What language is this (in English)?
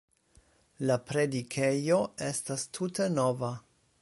Esperanto